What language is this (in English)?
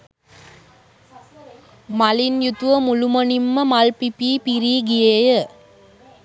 Sinhala